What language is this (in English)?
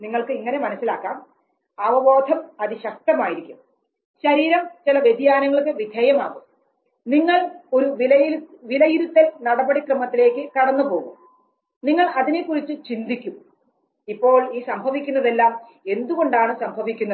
Malayalam